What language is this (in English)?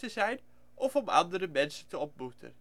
Dutch